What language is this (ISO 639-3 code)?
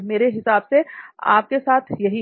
hin